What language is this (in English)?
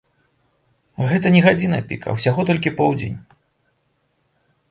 Belarusian